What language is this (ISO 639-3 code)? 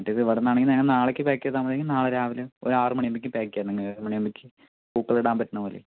mal